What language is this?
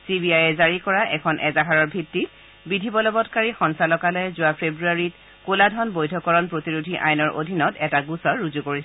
Assamese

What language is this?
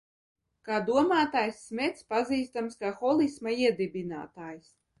Latvian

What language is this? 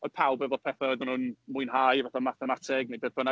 Welsh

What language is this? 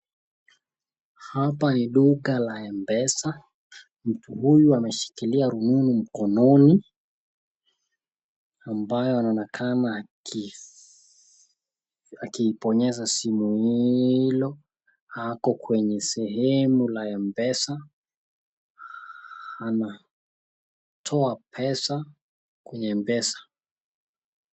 Swahili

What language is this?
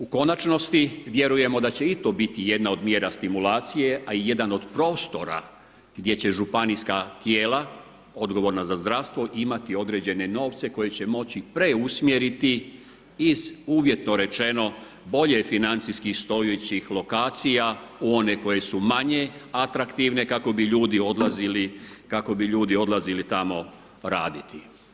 Croatian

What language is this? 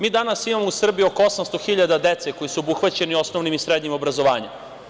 Serbian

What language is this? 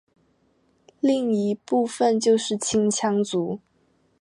Chinese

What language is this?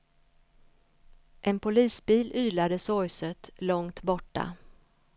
Swedish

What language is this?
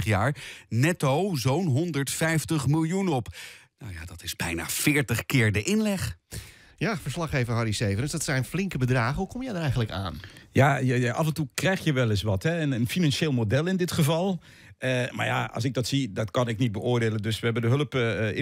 Dutch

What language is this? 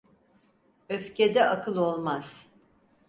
Turkish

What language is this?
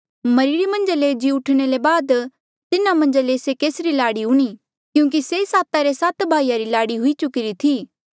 Mandeali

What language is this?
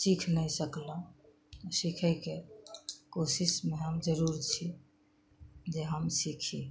Maithili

